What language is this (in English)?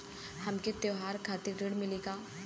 Bhojpuri